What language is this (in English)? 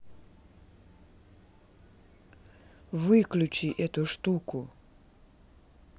Russian